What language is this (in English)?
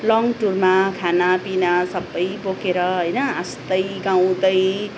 Nepali